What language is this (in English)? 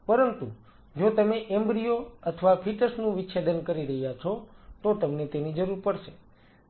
Gujarati